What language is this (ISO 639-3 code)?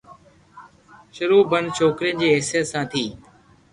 lrk